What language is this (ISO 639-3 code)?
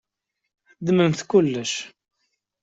kab